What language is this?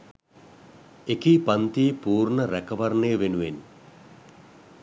Sinhala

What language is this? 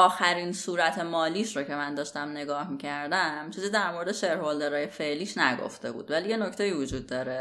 Persian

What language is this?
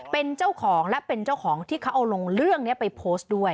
Thai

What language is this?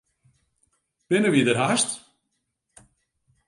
Western Frisian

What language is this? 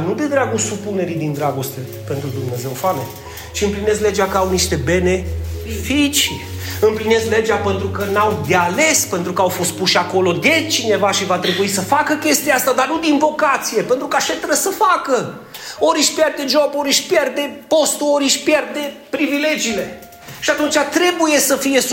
Romanian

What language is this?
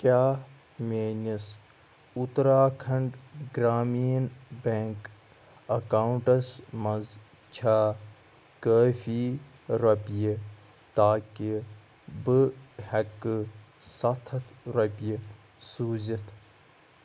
Kashmiri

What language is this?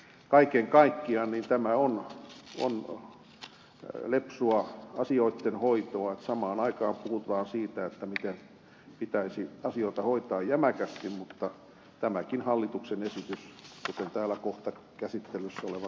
Finnish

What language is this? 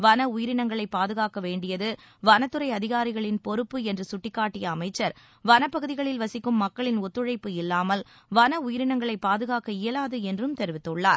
Tamil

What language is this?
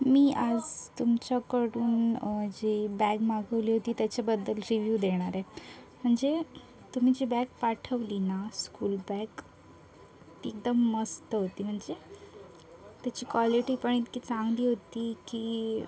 Marathi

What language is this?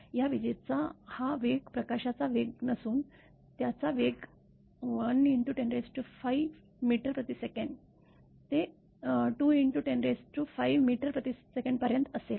Marathi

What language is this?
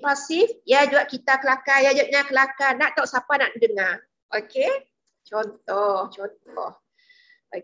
Malay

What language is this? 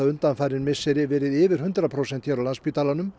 Icelandic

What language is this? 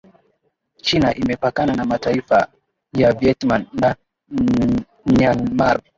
Swahili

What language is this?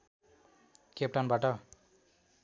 Nepali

